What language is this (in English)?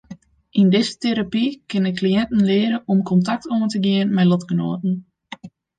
Western Frisian